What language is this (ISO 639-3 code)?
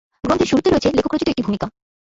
ben